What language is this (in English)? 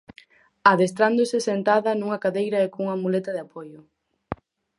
Galician